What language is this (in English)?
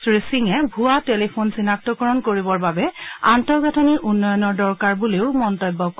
Assamese